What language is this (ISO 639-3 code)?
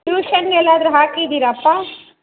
kan